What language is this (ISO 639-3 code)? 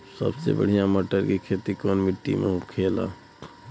bho